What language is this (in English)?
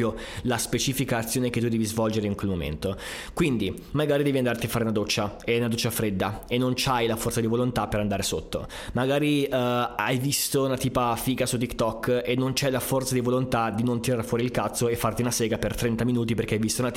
Italian